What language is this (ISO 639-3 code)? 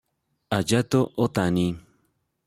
spa